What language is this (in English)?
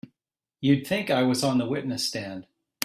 English